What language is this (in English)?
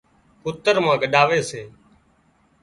Wadiyara Koli